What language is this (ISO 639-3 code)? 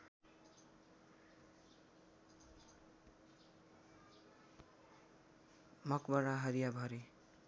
nep